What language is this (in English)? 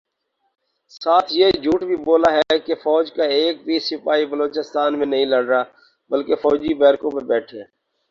Urdu